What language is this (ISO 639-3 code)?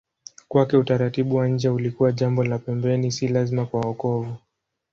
swa